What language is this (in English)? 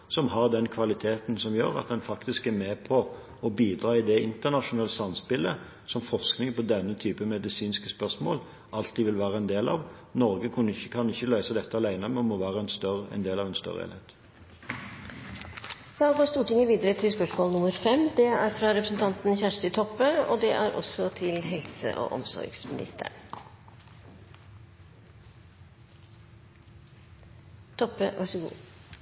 Norwegian